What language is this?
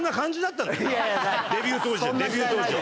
Japanese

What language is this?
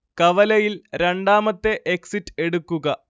Malayalam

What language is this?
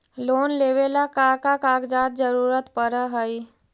Magahi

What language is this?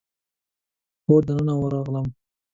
Pashto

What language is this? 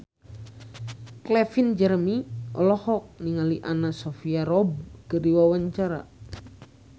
Sundanese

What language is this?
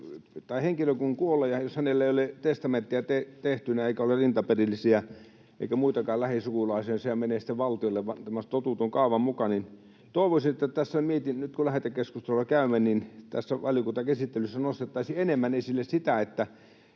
Finnish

